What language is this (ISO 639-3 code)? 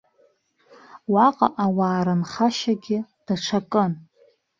abk